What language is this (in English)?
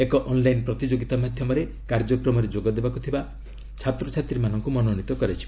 Odia